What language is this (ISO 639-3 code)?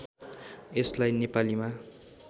nep